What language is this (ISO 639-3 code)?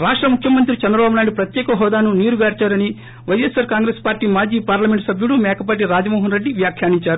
tel